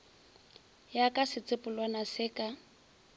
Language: Northern Sotho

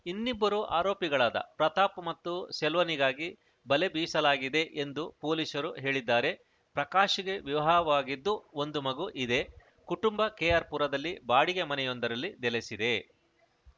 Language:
Kannada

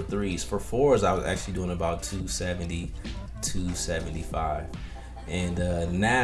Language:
English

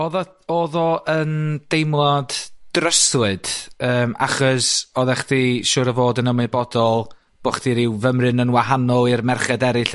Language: Welsh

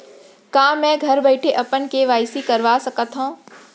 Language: Chhattisgarhi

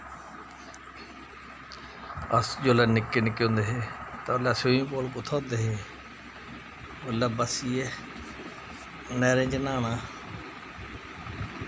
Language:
Dogri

